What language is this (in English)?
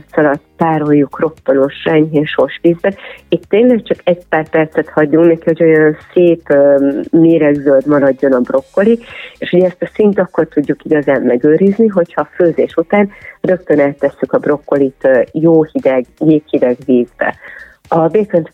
Hungarian